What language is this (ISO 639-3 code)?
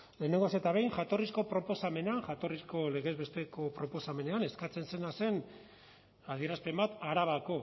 eus